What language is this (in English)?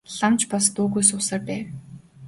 Mongolian